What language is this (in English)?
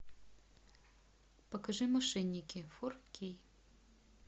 Russian